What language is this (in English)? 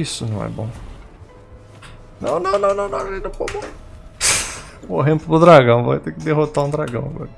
Portuguese